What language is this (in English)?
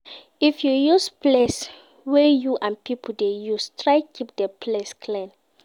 Nigerian Pidgin